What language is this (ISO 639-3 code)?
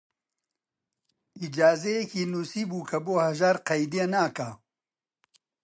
ckb